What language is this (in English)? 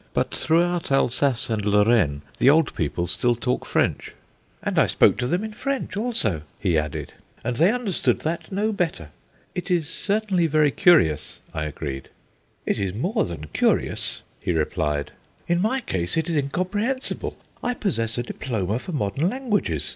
English